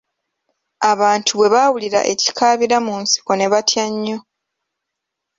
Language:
Ganda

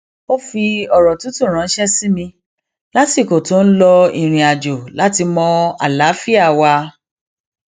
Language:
Yoruba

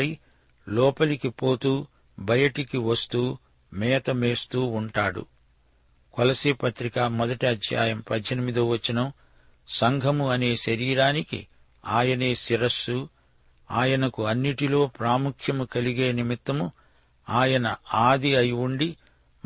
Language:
Telugu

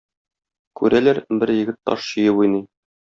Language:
Tatar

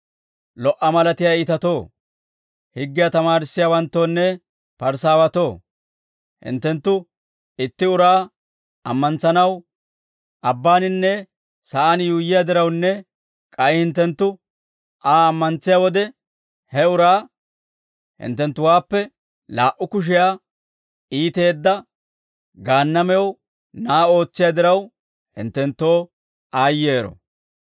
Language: Dawro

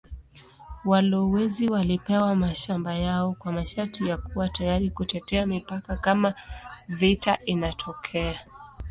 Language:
Swahili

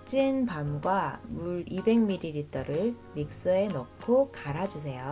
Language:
Korean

